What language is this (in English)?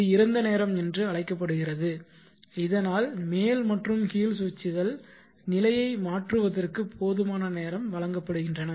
Tamil